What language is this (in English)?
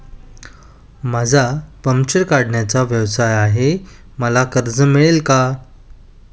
Marathi